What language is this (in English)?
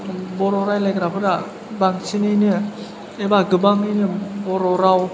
Bodo